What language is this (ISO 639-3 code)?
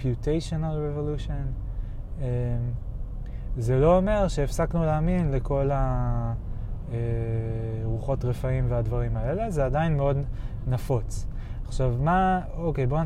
heb